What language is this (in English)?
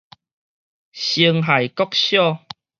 Min Nan Chinese